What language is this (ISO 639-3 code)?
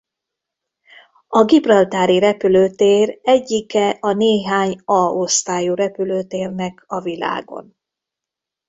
hun